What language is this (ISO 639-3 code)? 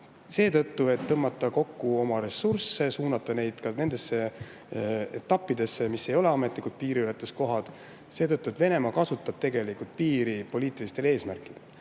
est